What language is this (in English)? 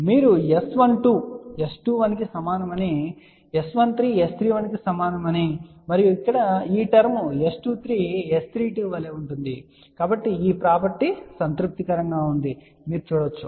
Telugu